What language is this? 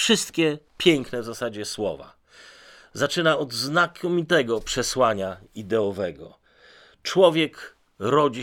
Polish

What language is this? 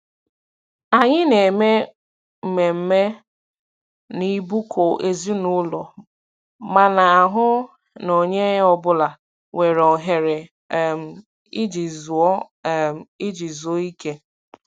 Igbo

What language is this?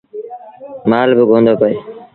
Sindhi Bhil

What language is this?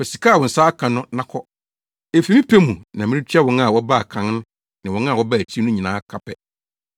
Akan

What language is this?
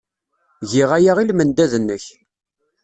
Kabyle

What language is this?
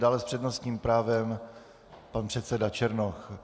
Czech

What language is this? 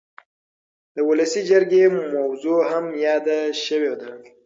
Pashto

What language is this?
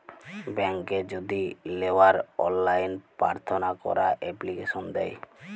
Bangla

